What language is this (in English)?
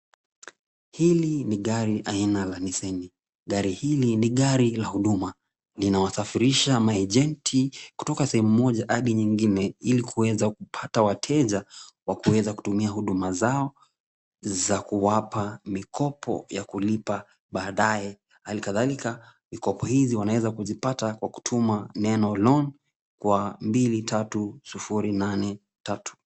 Swahili